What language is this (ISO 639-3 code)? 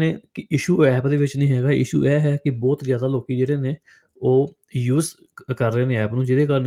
pan